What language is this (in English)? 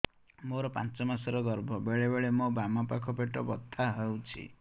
Odia